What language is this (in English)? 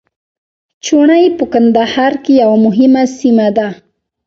Pashto